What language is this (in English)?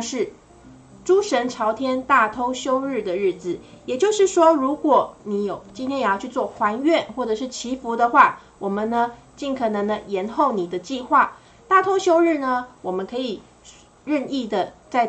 Chinese